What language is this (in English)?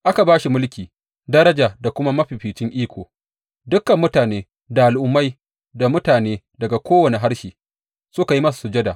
Hausa